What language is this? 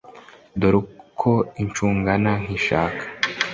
Kinyarwanda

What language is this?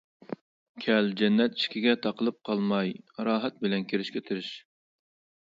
Uyghur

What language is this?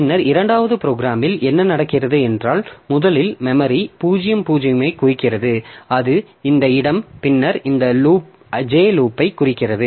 Tamil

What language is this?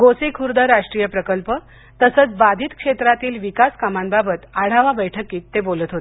Marathi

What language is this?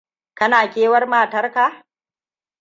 Hausa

